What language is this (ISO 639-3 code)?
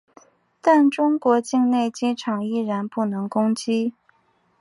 zho